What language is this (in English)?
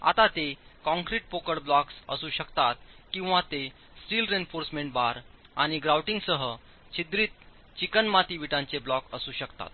Marathi